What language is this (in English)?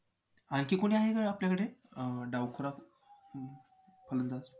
Marathi